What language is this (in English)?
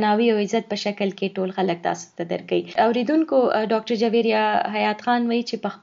Urdu